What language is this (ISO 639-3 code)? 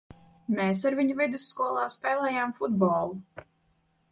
lav